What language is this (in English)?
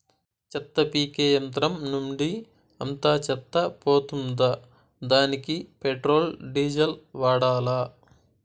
Telugu